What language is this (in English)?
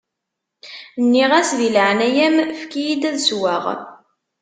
Kabyle